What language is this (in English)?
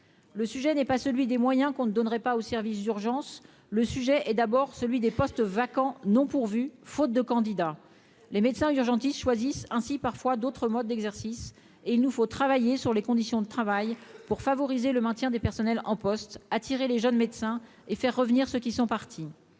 French